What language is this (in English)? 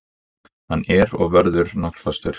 Icelandic